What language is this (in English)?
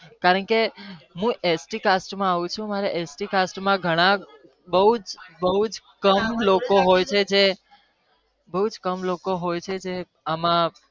Gujarati